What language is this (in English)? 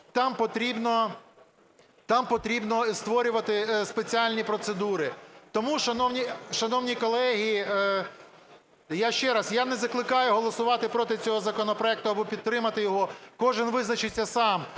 Ukrainian